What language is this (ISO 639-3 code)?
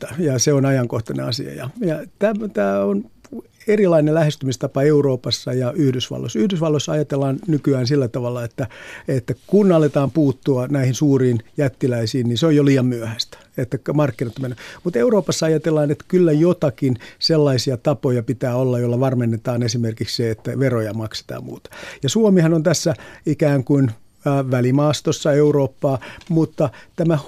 fin